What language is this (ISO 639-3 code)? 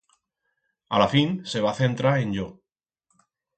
arg